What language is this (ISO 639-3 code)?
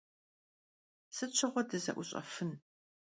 kbd